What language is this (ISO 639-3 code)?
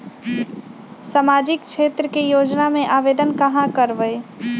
mag